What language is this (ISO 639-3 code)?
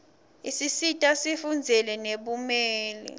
ssw